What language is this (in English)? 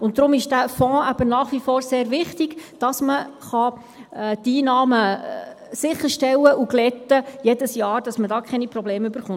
Swiss German